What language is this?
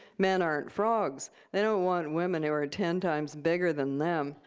English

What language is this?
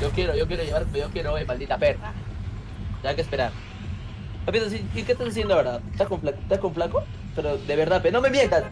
Spanish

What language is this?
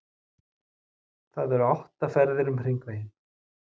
Icelandic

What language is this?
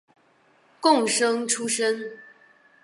Chinese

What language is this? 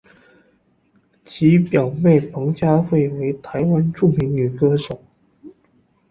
Chinese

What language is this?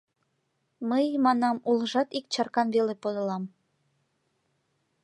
Mari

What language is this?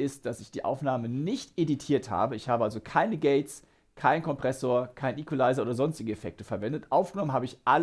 German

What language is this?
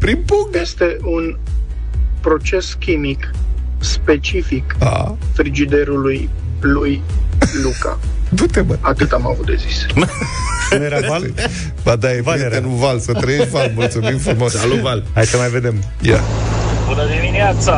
Romanian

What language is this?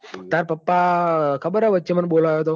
Gujarati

